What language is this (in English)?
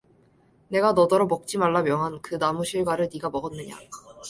Korean